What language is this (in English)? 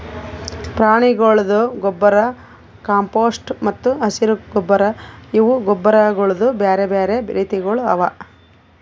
Kannada